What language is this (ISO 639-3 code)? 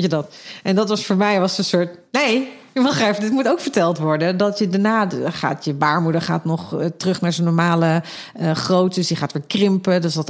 nld